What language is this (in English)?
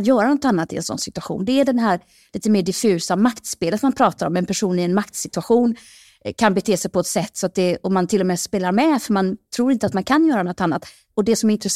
Swedish